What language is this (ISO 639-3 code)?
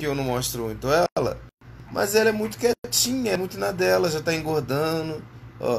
por